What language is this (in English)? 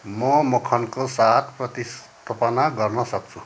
Nepali